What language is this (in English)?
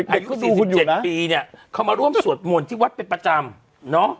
Thai